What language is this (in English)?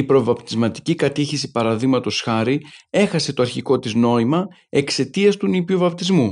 Greek